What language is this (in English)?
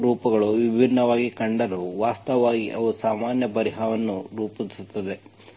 Kannada